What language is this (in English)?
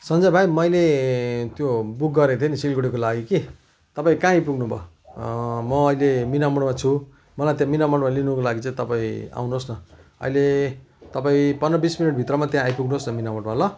Nepali